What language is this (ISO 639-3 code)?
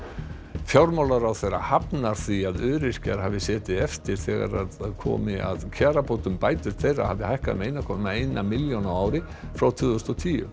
isl